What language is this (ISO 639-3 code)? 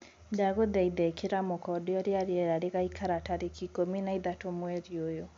kik